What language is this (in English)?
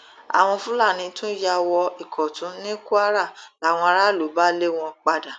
Yoruba